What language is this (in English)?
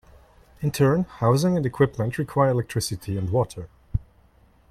English